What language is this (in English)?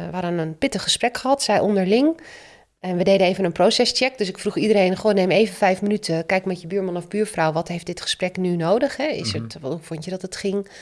Dutch